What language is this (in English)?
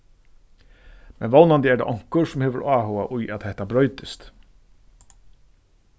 Faroese